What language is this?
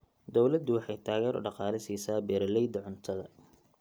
Somali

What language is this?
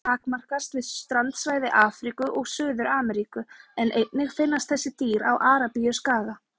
Icelandic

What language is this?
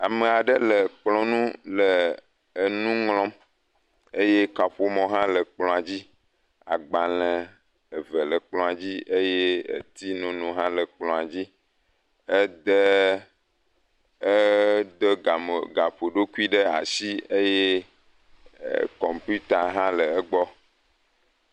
Ewe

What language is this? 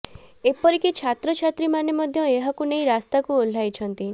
Odia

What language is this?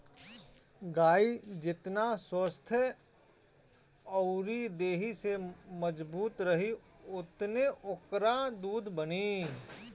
Bhojpuri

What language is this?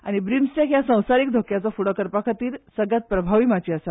Konkani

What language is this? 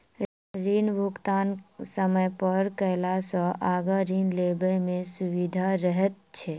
Maithili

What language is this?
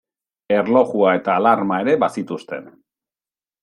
Basque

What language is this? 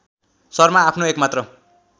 Nepali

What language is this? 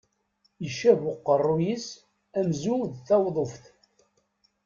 Kabyle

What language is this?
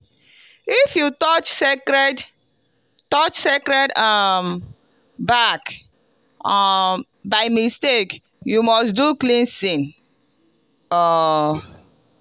Nigerian Pidgin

